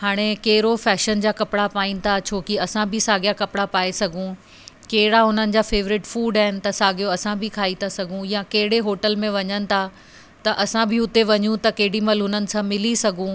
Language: Sindhi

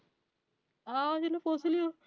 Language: Punjabi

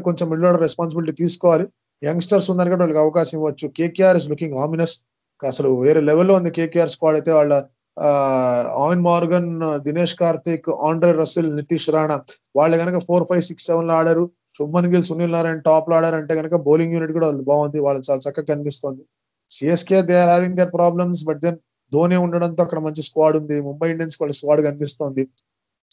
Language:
Telugu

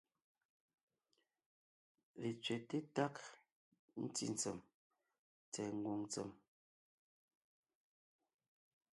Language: Ngiemboon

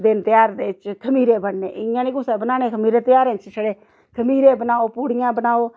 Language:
Dogri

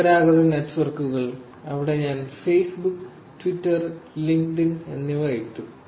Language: Malayalam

